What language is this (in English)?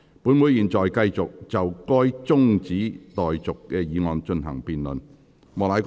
Cantonese